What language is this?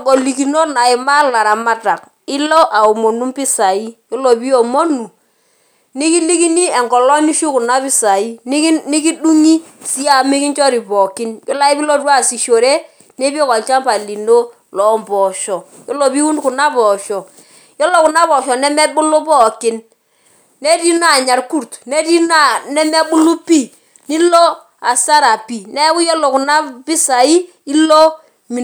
Masai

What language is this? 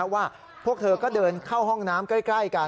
Thai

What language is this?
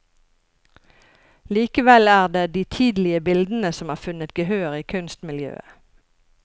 Norwegian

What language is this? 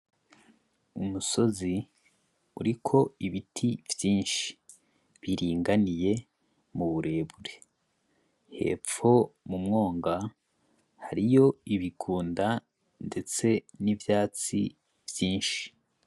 Rundi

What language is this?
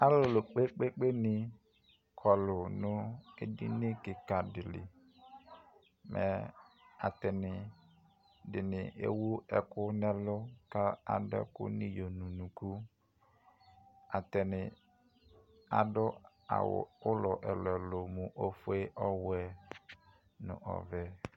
Ikposo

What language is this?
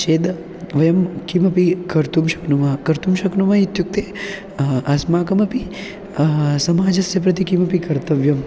Sanskrit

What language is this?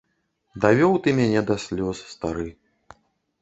Belarusian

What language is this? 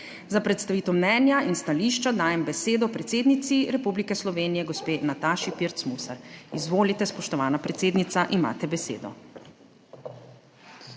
Slovenian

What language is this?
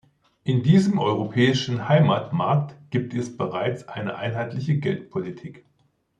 German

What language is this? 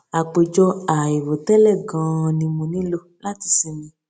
Yoruba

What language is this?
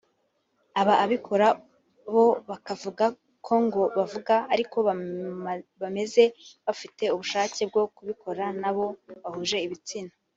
Kinyarwanda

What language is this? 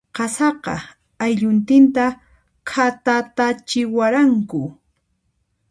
Puno Quechua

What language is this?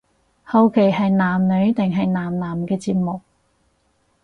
Cantonese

